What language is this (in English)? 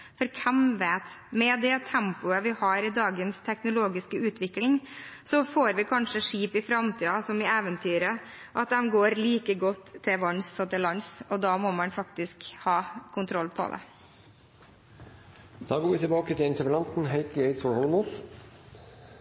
Norwegian Bokmål